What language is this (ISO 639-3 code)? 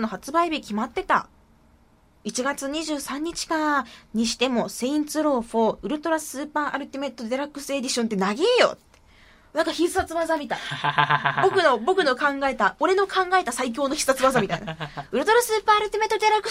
jpn